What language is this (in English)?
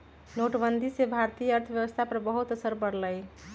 Magahi